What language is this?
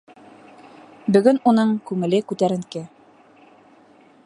Bashkir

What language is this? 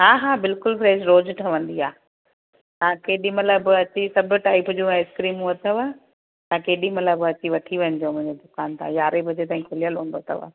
Sindhi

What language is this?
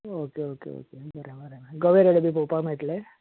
Konkani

